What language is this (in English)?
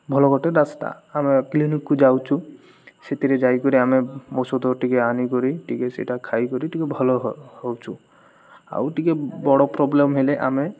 Odia